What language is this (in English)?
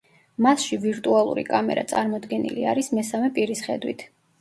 Georgian